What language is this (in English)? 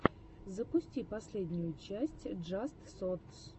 Russian